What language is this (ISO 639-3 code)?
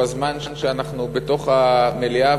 heb